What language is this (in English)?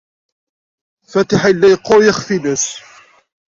Kabyle